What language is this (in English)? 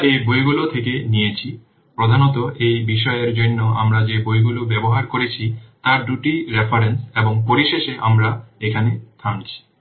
Bangla